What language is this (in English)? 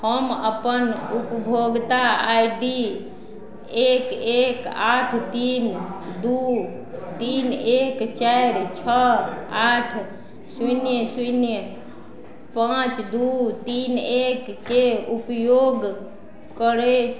Maithili